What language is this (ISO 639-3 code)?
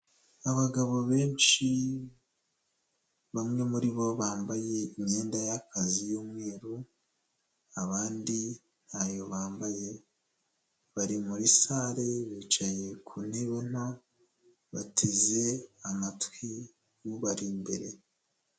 kin